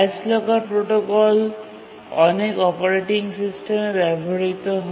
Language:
Bangla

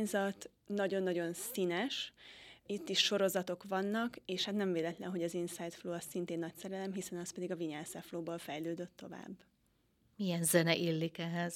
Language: Hungarian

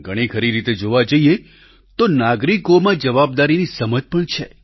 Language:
Gujarati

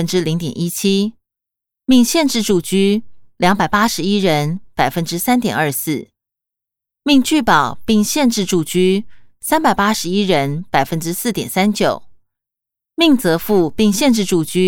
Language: Chinese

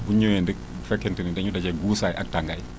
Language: Wolof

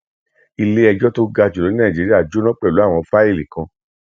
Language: Yoruba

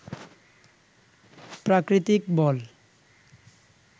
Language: Bangla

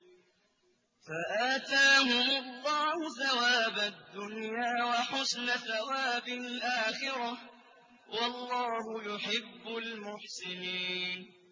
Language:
Arabic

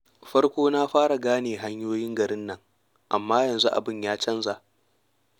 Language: Hausa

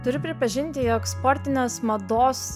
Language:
Lithuanian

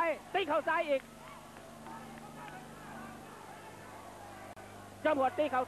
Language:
Thai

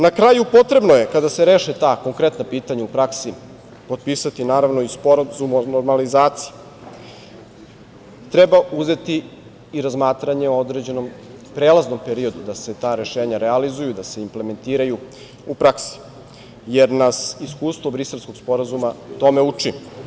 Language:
Serbian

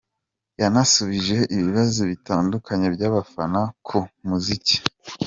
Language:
Kinyarwanda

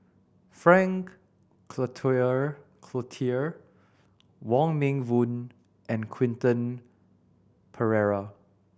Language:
English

